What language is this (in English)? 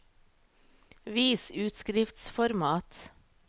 Norwegian